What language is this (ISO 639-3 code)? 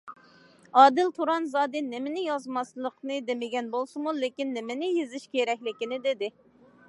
uig